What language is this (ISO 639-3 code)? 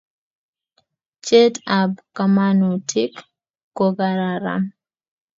kln